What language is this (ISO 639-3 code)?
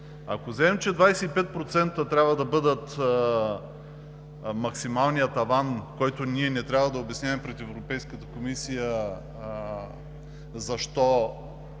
bul